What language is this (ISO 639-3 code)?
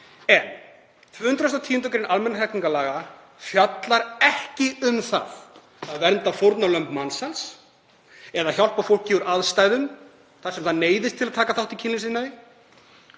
isl